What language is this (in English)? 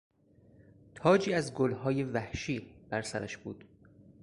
Persian